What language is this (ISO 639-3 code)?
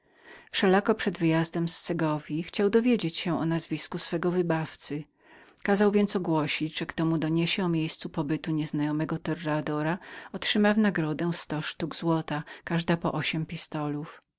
pol